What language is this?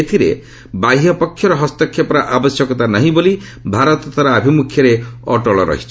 Odia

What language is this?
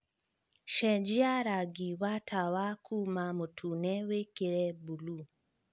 Kikuyu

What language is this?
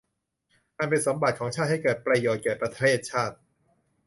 Thai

